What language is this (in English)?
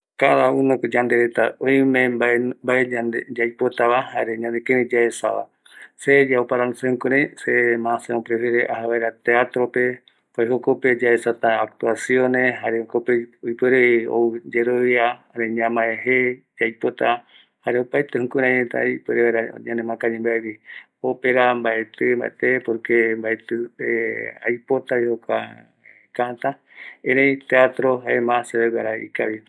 Eastern Bolivian Guaraní